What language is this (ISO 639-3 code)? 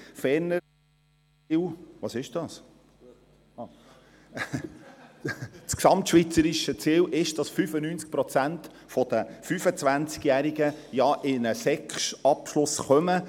gsw